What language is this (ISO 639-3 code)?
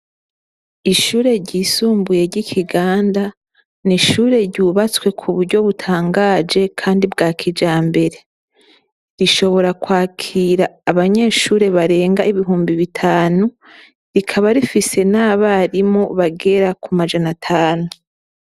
run